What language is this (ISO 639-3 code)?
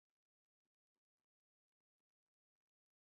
zho